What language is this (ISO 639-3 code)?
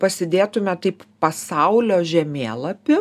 lit